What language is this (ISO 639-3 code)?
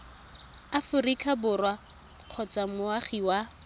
tsn